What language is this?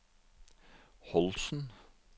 Norwegian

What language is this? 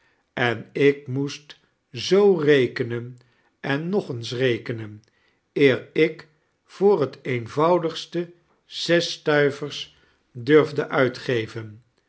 Dutch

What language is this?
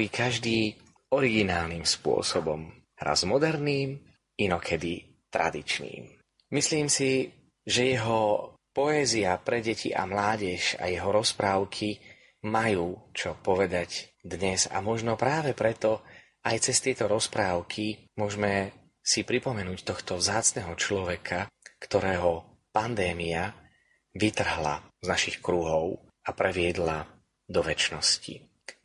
Slovak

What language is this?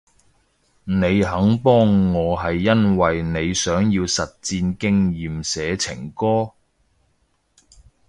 Cantonese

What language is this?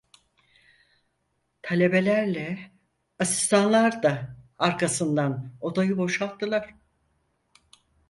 Turkish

